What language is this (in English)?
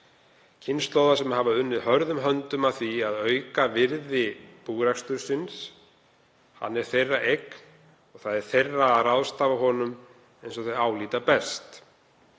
Icelandic